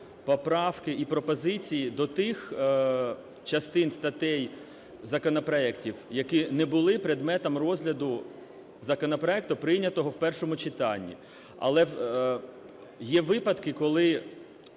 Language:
Ukrainian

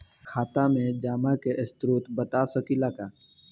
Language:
Bhojpuri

